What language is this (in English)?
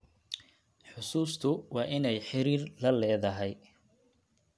Somali